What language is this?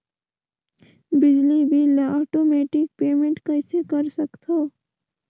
Chhattisgarhi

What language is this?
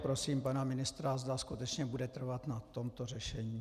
Czech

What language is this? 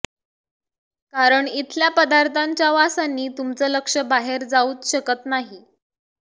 Marathi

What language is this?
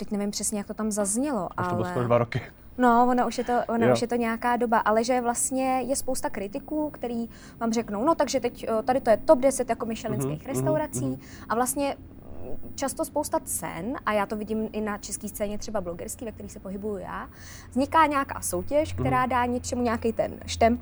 Czech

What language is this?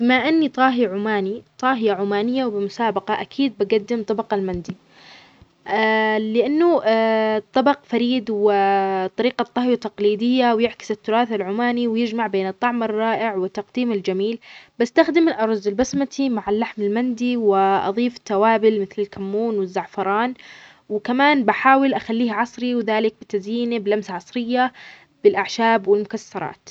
Omani Arabic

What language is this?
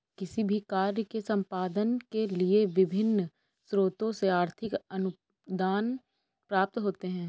Hindi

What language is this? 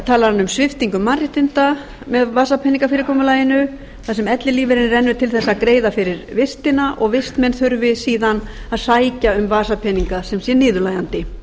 Icelandic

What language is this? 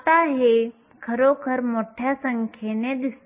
Marathi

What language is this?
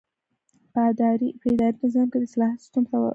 Pashto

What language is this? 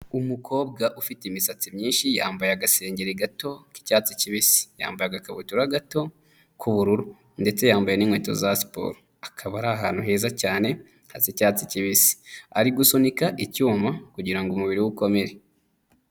Kinyarwanda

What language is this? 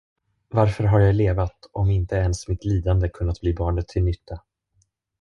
Swedish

